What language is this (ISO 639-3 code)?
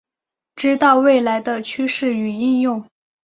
zho